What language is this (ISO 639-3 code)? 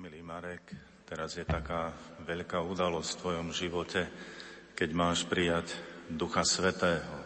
slk